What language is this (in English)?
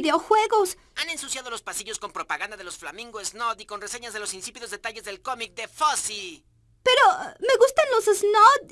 Spanish